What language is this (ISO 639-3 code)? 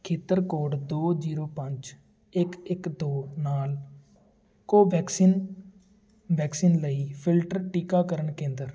pan